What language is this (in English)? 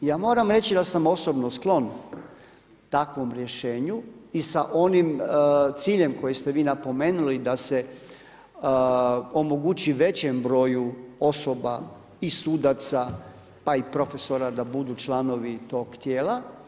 Croatian